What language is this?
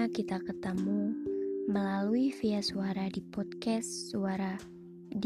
Indonesian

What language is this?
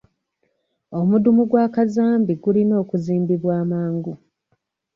Ganda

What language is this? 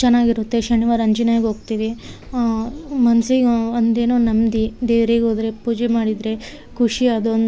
Kannada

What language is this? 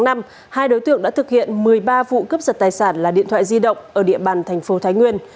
Vietnamese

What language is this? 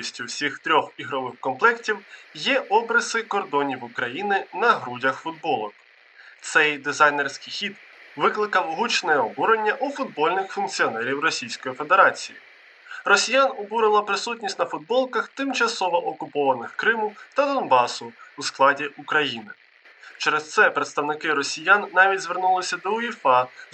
Ukrainian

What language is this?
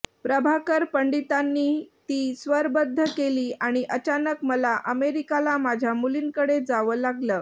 Marathi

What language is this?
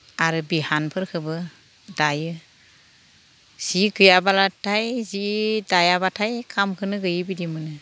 Bodo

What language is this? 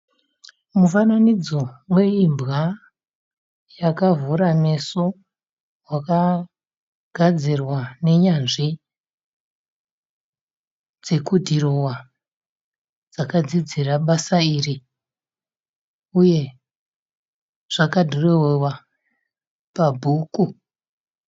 Shona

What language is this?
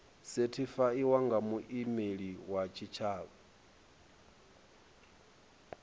Venda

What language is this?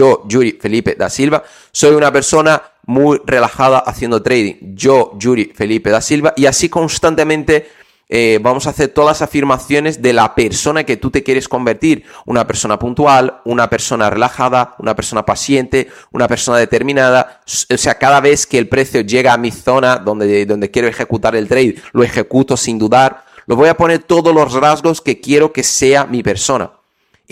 Spanish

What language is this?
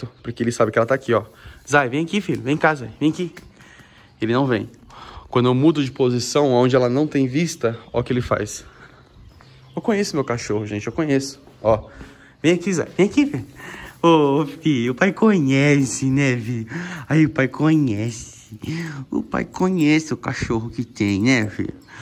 Portuguese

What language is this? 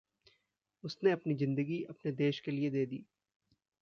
Hindi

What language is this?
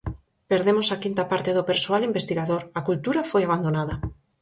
Galician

